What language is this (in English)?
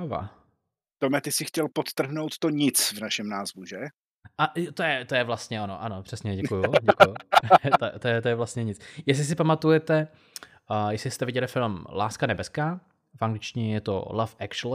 Czech